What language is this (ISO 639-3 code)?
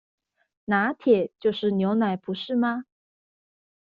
zho